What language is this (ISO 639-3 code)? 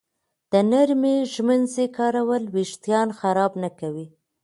pus